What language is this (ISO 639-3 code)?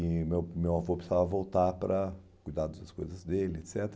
por